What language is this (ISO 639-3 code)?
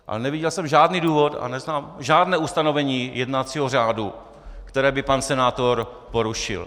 ces